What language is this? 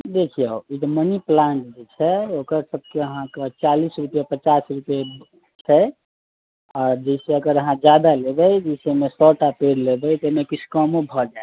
Maithili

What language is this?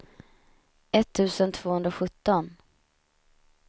Swedish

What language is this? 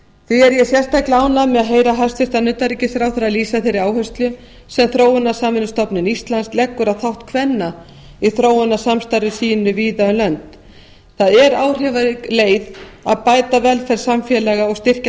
Icelandic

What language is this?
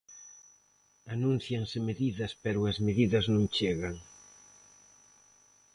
Galician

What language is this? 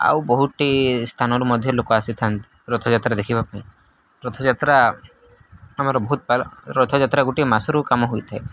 Odia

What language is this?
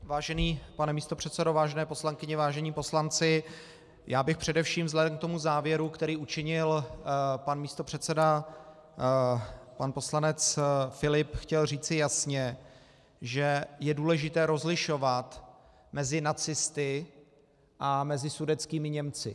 Czech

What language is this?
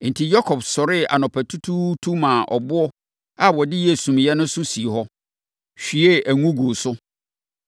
Akan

